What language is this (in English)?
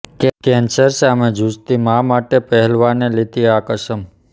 Gujarati